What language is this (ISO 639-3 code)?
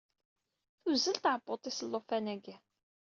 kab